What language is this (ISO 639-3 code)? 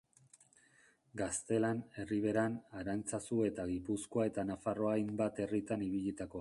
eus